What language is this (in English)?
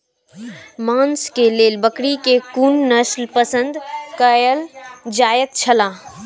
Maithili